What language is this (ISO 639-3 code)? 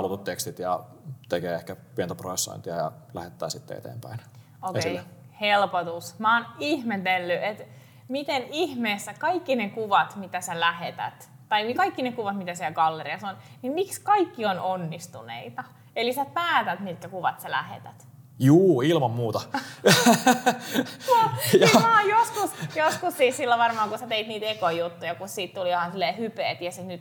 fin